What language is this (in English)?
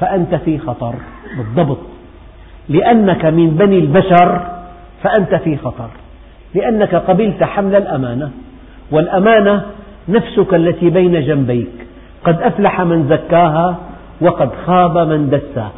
Arabic